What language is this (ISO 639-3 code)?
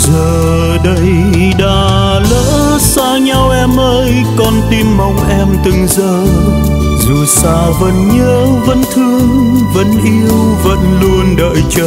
vie